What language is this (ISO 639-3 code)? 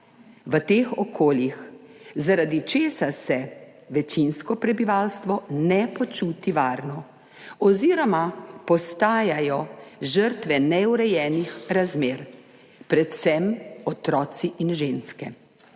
slv